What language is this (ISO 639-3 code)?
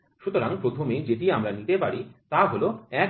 ben